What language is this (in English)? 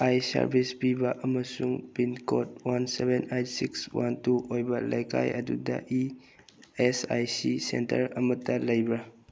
Manipuri